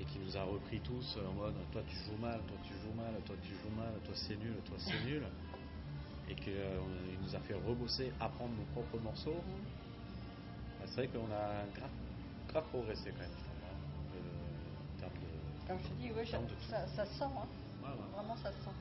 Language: French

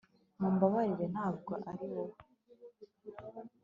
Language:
Kinyarwanda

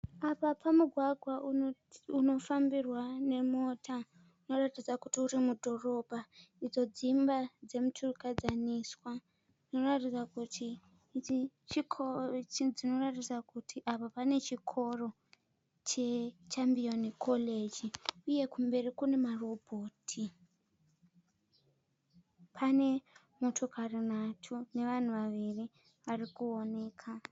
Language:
Shona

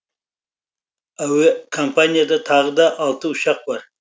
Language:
Kazakh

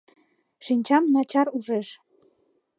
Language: Mari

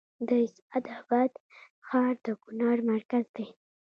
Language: Pashto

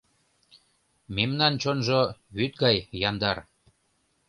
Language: Mari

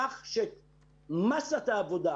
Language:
Hebrew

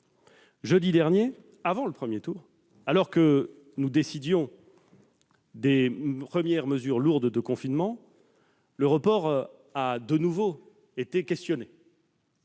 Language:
French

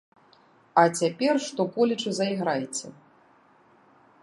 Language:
Belarusian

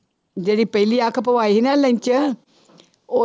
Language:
Punjabi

